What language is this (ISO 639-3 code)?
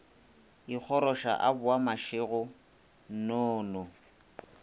nso